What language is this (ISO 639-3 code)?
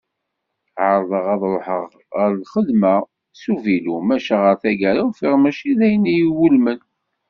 kab